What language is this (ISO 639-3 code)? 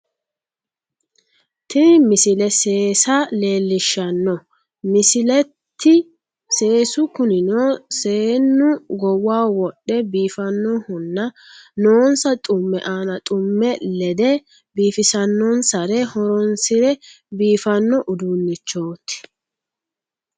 sid